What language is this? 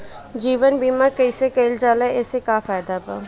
Bhojpuri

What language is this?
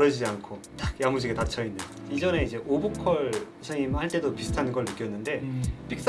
Korean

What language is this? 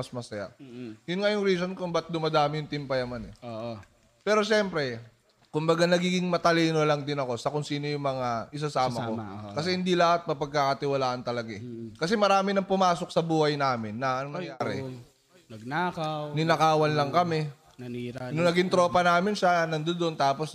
Filipino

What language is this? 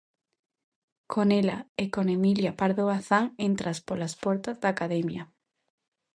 Galician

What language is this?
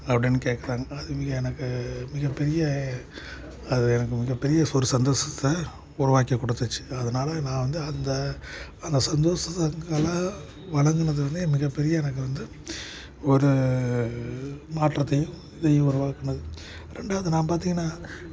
Tamil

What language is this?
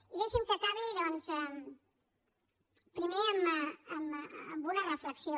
Catalan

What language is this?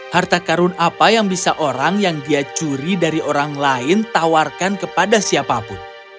Indonesian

